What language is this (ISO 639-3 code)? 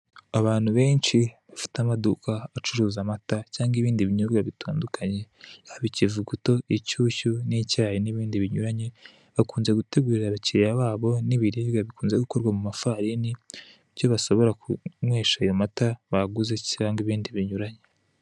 kin